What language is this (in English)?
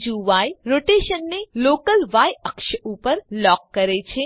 Gujarati